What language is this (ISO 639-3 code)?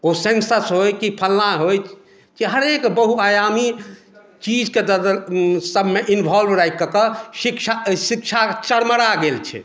mai